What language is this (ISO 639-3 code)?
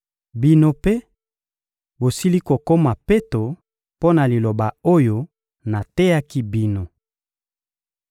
lin